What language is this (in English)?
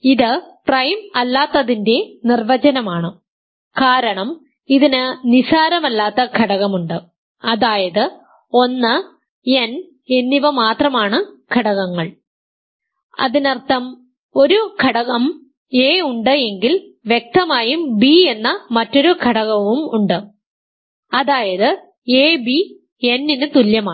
Malayalam